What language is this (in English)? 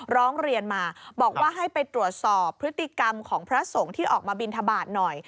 Thai